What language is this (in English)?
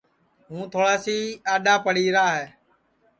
Sansi